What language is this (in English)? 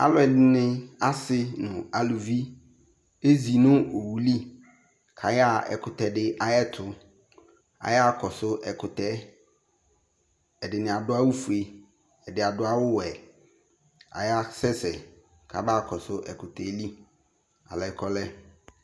Ikposo